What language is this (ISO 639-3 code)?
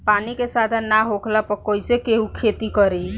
bho